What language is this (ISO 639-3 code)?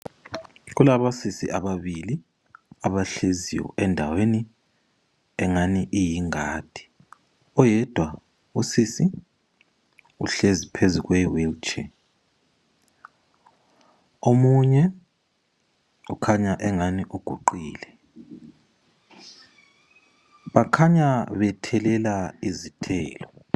nde